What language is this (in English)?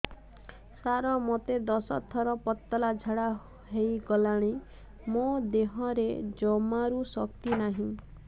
Odia